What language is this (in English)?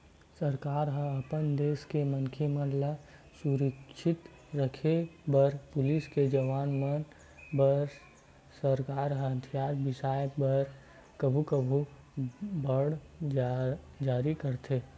Chhattisgarhi